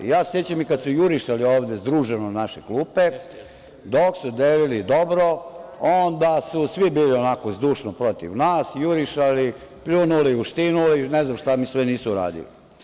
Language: Serbian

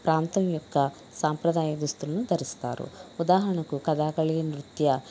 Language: Telugu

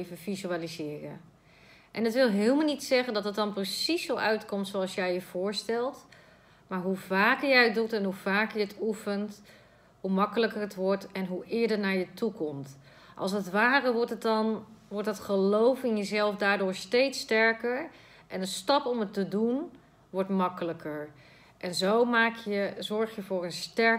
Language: Dutch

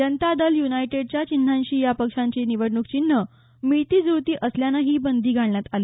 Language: Marathi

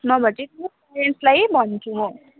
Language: Nepali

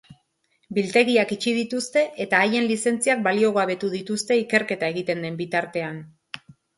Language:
Basque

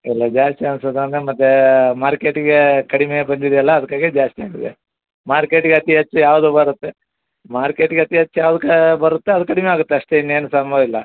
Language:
Kannada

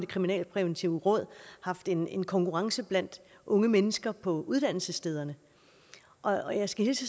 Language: Danish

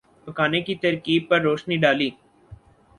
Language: Urdu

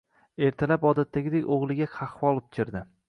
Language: Uzbek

